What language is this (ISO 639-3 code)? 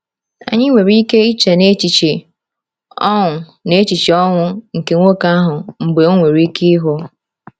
ibo